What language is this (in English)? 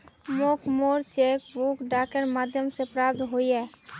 Magahi